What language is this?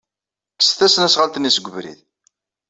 Kabyle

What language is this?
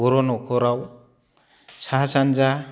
Bodo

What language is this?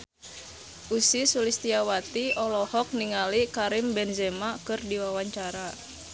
Sundanese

